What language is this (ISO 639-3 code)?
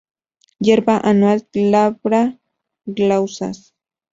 spa